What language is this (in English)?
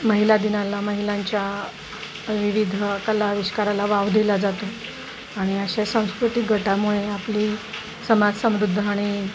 Marathi